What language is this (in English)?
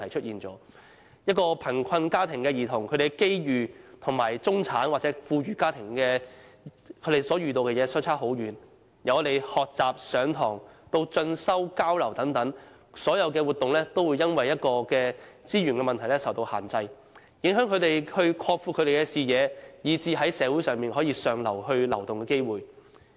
Cantonese